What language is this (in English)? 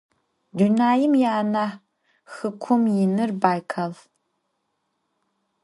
Adyghe